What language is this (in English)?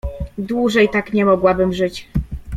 Polish